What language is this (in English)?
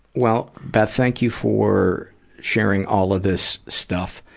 English